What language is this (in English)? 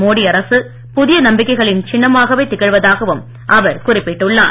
Tamil